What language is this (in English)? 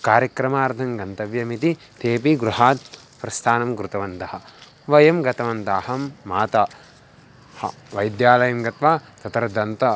Sanskrit